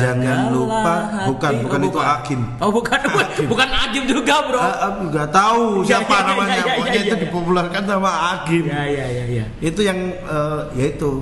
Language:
Indonesian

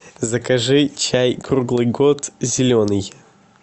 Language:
Russian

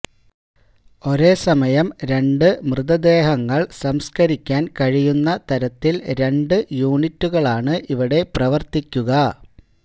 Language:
Malayalam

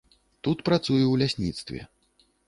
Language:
Belarusian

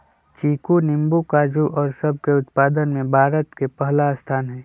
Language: Magahi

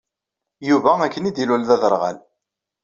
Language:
Kabyle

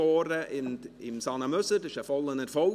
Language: Swiss German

